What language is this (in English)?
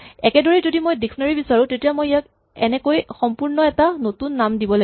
Assamese